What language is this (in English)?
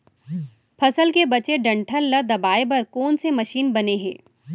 Chhattisgarhi